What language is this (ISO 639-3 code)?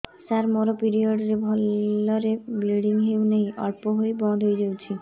ori